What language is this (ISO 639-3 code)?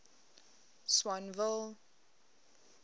eng